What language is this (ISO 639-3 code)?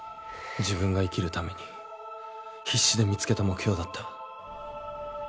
jpn